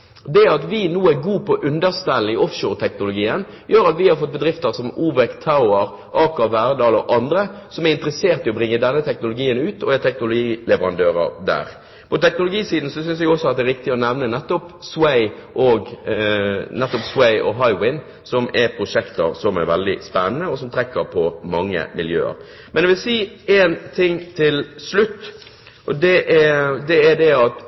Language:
Norwegian Bokmål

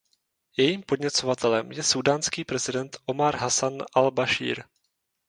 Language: Czech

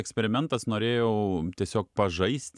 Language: Lithuanian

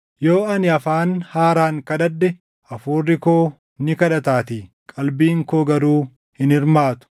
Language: Oromo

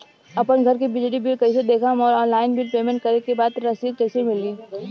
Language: Bhojpuri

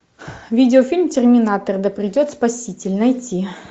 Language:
Russian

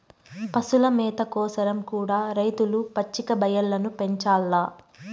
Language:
Telugu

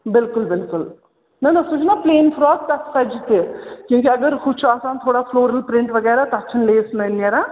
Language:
Kashmiri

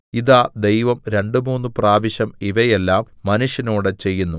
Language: Malayalam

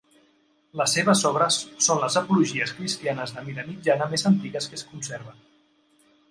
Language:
Catalan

